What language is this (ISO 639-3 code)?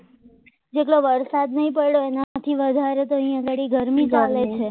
guj